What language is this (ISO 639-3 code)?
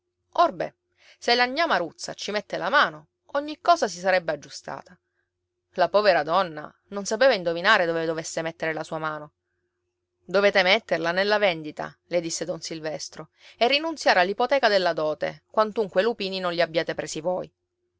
ita